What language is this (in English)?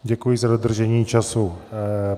Czech